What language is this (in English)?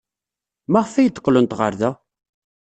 Kabyle